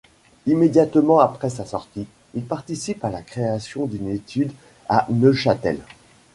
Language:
French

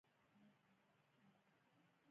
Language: Pashto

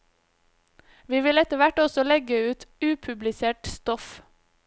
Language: Norwegian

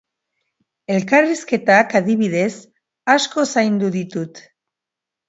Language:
Basque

